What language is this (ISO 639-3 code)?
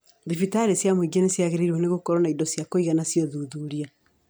kik